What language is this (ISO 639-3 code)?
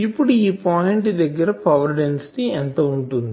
tel